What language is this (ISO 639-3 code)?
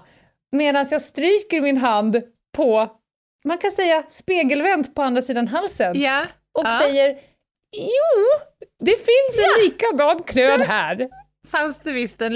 swe